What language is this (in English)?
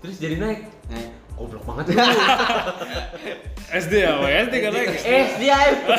Indonesian